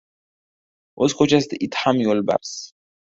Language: Uzbek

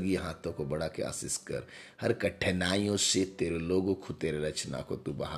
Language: Hindi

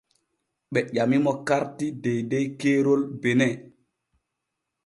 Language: Borgu Fulfulde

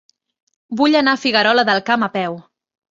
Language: Catalan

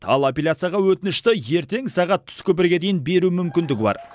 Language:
Kazakh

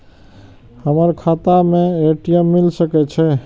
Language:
Maithili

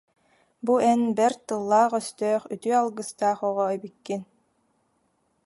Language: Yakut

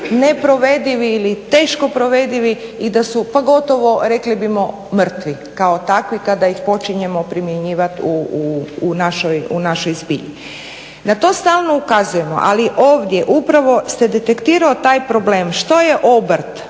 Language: Croatian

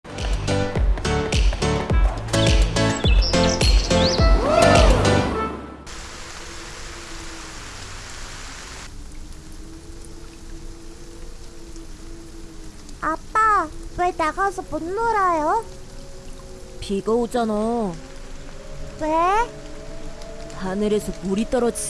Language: Korean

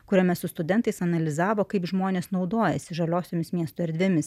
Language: Lithuanian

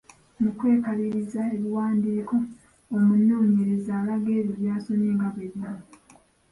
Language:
Ganda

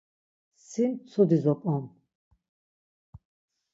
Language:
Laz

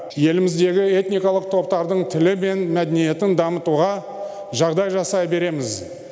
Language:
Kazakh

